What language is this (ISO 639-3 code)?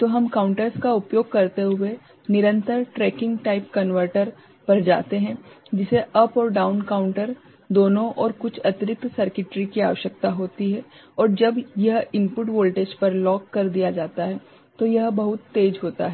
hin